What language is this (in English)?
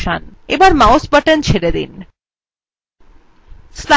Bangla